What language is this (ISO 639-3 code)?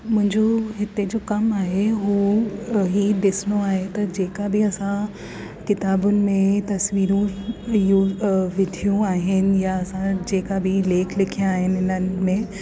snd